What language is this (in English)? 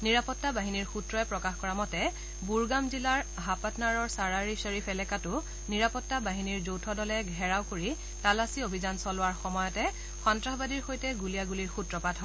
Assamese